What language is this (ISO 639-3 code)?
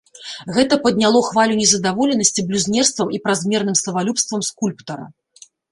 bel